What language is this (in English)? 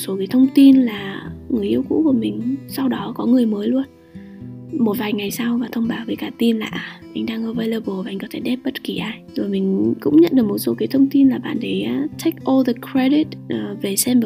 Vietnamese